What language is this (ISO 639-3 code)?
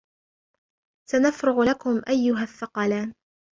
ara